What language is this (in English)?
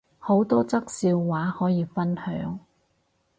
Cantonese